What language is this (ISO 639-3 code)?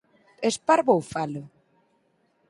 glg